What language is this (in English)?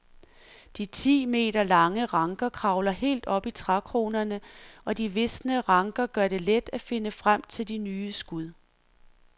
Danish